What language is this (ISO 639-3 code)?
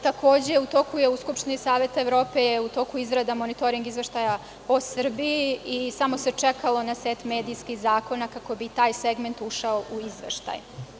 srp